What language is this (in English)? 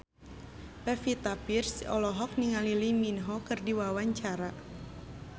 Sundanese